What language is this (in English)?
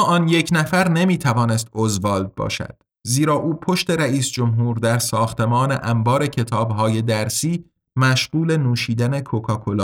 Persian